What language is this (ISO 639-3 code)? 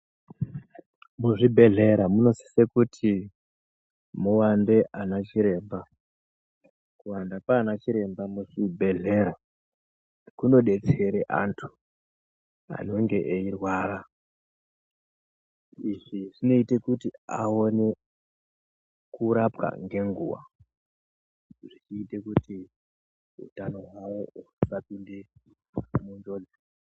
ndc